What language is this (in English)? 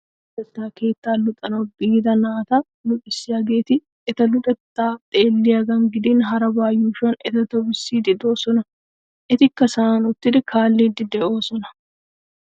Wolaytta